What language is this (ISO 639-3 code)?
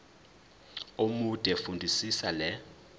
zul